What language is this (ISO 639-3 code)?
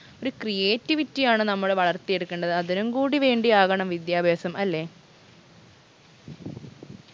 mal